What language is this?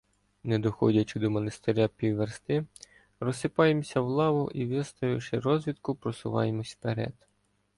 Ukrainian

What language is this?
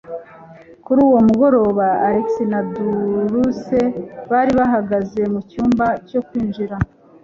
Kinyarwanda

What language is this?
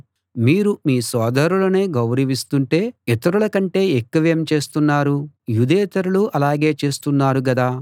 Telugu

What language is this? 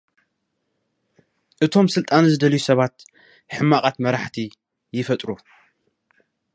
Tigrinya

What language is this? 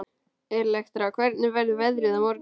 Icelandic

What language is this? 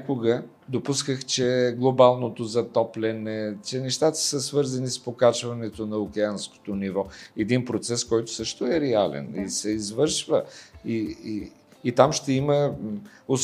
Bulgarian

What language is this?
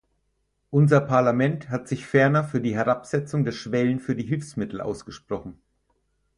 German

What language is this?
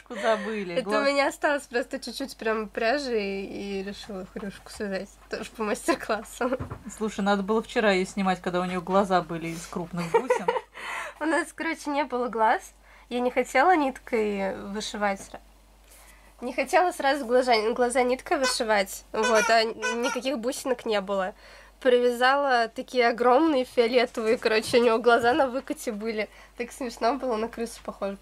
Russian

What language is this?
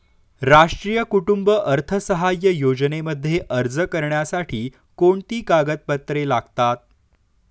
Marathi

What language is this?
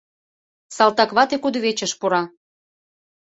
Mari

